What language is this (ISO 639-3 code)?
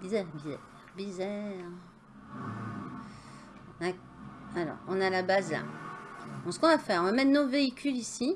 fra